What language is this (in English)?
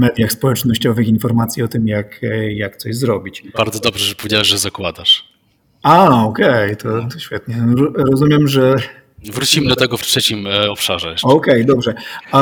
Polish